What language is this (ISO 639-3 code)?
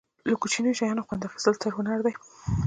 pus